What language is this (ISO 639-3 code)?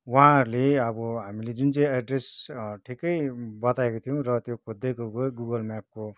nep